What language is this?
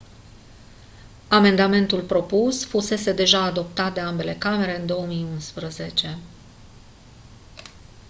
Romanian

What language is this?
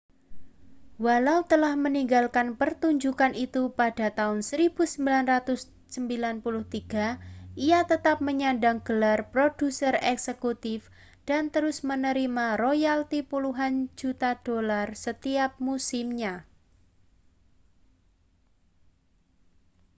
Indonesian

